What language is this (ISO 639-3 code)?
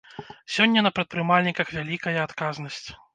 bel